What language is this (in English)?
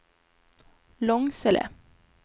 Swedish